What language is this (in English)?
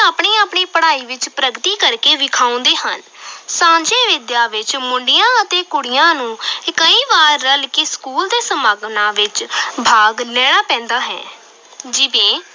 Punjabi